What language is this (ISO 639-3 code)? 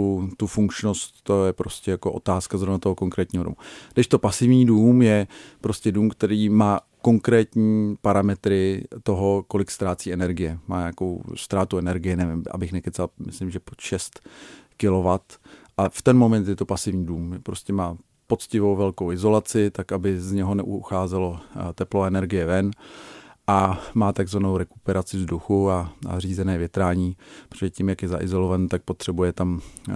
ces